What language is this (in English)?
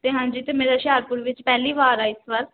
Punjabi